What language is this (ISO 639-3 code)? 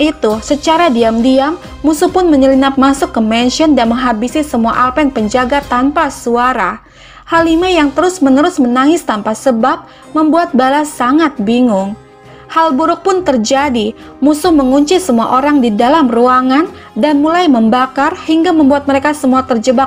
ind